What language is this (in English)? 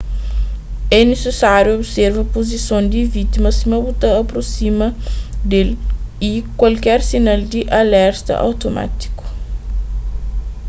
Kabuverdianu